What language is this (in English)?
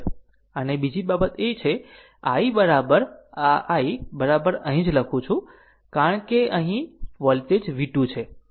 Gujarati